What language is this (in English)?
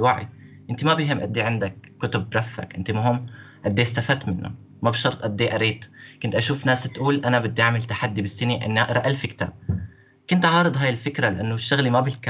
Arabic